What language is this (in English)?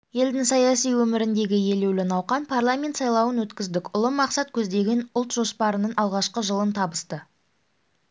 Kazakh